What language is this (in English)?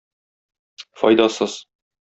Tatar